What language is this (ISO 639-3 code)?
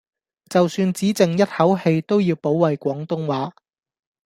yue